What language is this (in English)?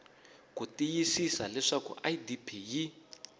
Tsonga